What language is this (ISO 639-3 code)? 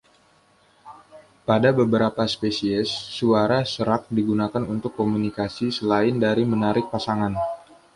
ind